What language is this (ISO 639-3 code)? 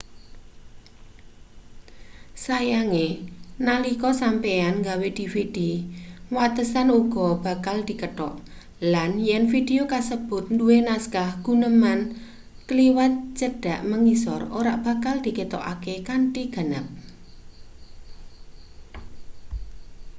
jav